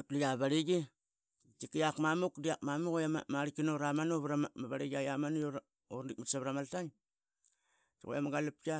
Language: Qaqet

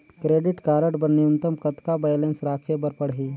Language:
Chhattisgarhi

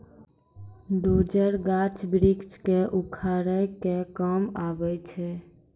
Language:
Maithili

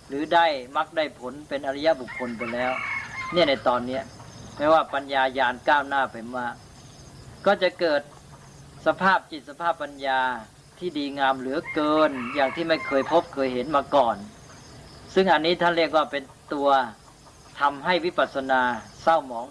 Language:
Thai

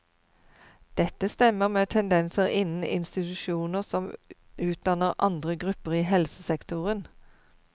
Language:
Norwegian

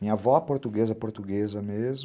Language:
Portuguese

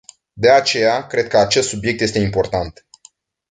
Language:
Romanian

